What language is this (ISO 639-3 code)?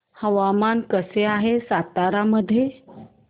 mar